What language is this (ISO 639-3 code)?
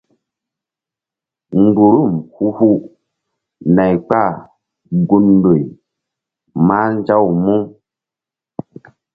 mdd